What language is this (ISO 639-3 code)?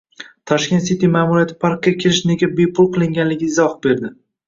uzb